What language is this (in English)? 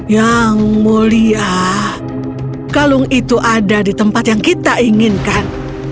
Indonesian